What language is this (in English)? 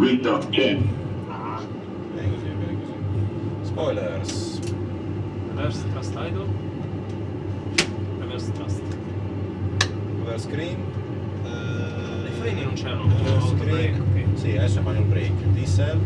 Italian